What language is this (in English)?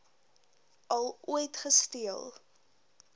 Afrikaans